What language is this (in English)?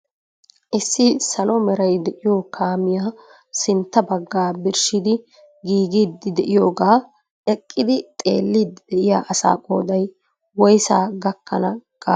Wolaytta